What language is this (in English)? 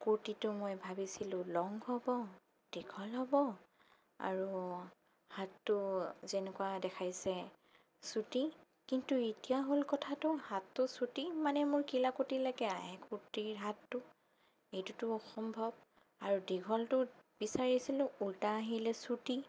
Assamese